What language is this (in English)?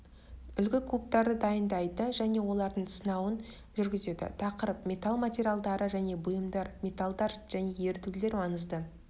Kazakh